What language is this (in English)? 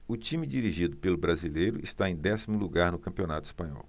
Portuguese